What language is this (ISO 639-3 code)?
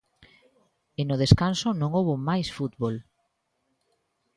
glg